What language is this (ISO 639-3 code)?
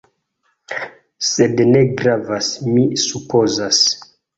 epo